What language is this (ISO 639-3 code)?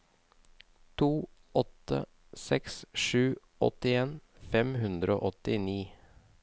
nor